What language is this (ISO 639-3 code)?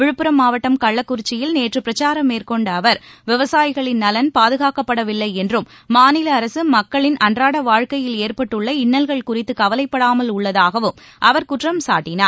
tam